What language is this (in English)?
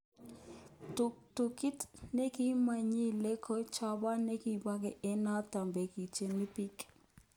Kalenjin